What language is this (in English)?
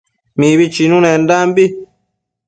Matsés